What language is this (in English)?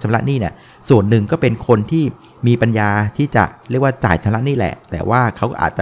Thai